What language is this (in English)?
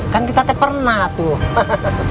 Indonesian